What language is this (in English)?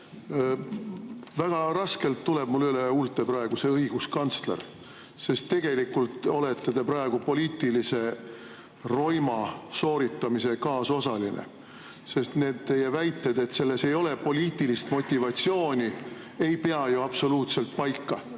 Estonian